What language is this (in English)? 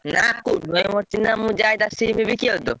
Odia